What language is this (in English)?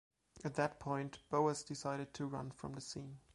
English